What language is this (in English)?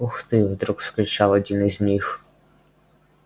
Russian